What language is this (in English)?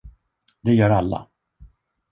Swedish